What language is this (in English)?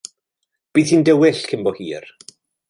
Welsh